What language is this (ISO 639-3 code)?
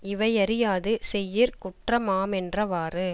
tam